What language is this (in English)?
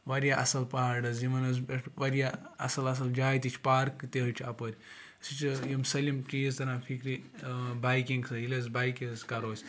Kashmiri